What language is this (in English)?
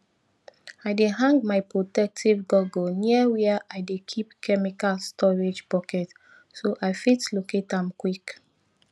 Nigerian Pidgin